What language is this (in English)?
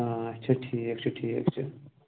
Kashmiri